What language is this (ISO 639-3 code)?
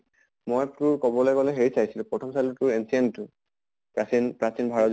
asm